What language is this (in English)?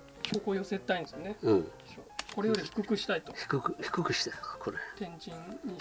Japanese